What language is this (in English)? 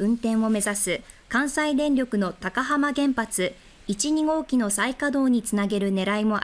Japanese